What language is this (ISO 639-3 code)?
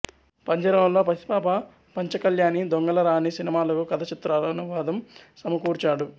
tel